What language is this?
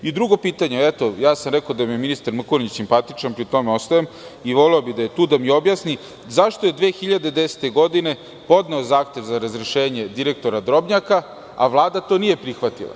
Serbian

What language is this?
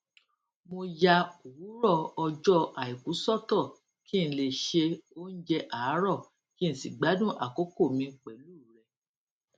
Yoruba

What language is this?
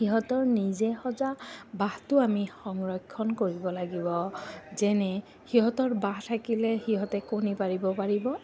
Assamese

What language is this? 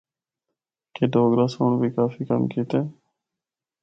Northern Hindko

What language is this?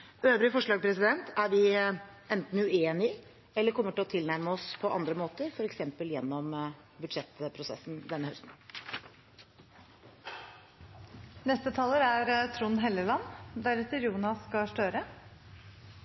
Norwegian Bokmål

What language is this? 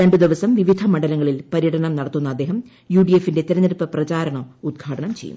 Malayalam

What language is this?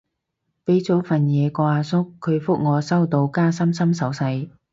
Cantonese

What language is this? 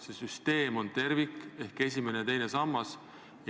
Estonian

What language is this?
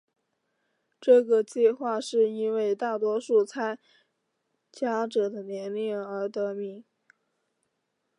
Chinese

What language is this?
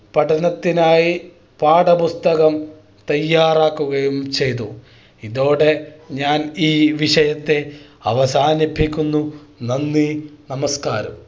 Malayalam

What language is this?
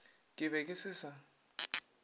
Northern Sotho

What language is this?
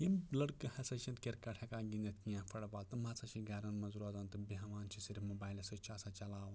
Kashmiri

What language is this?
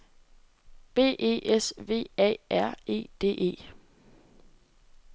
Danish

